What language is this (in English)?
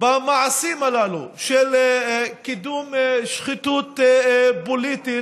Hebrew